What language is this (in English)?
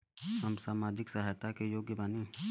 Bhojpuri